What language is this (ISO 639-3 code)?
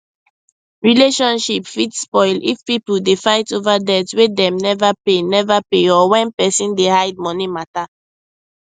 pcm